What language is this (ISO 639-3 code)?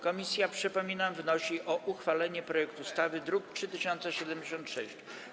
pol